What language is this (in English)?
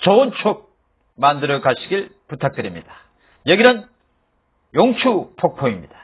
Korean